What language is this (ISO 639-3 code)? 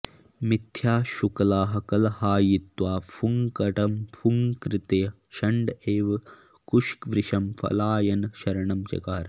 san